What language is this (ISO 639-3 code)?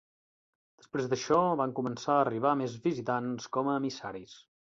cat